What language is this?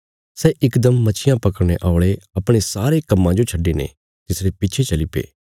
Bilaspuri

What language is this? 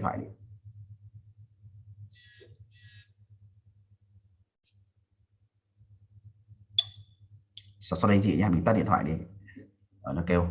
Vietnamese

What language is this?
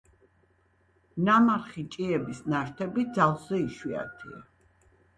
Georgian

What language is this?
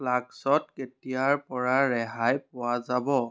Assamese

